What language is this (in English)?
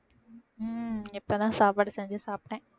Tamil